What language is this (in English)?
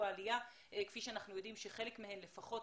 Hebrew